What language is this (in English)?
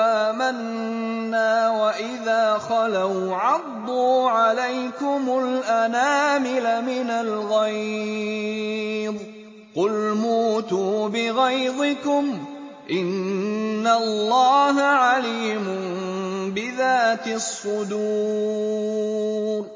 Arabic